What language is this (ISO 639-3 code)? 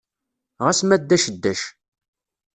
kab